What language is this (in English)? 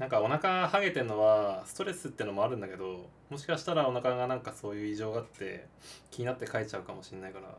Japanese